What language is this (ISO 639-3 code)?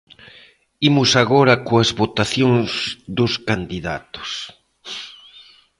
glg